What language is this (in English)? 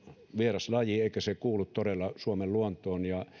Finnish